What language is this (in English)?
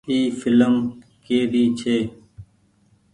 Goaria